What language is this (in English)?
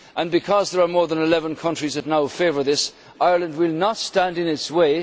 English